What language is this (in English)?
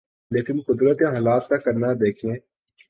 Urdu